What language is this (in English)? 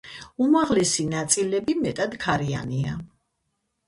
Georgian